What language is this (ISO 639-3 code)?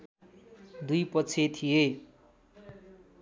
nep